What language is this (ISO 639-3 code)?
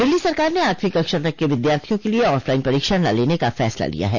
hin